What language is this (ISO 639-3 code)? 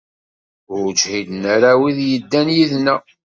kab